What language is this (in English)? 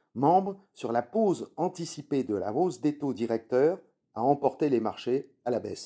French